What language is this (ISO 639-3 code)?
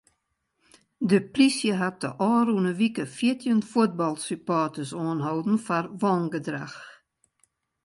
fry